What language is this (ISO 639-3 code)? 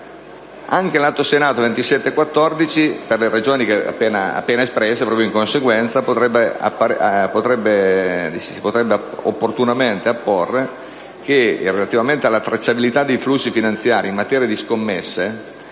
ita